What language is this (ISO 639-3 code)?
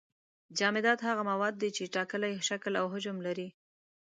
pus